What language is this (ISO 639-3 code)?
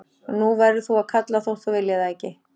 isl